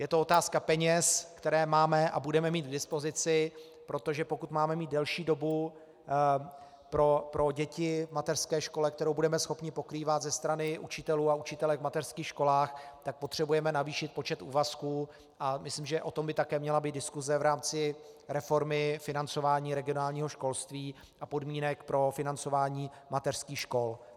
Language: Czech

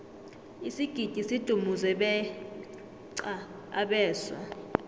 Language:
South Ndebele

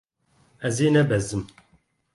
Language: Kurdish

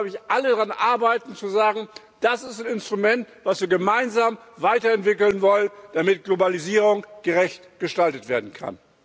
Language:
German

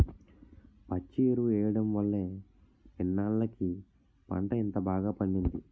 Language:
Telugu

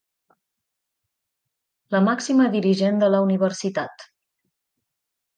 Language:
Catalan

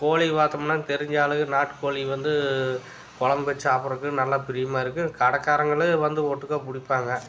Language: Tamil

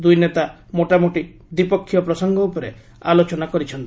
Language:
Odia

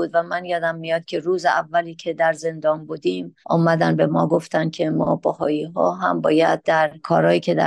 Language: Persian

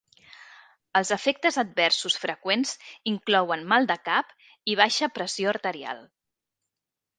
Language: Catalan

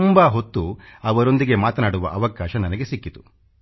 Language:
Kannada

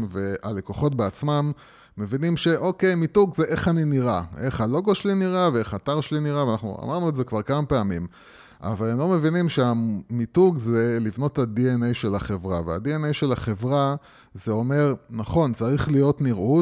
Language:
Hebrew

